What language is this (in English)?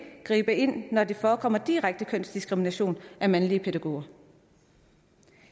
Danish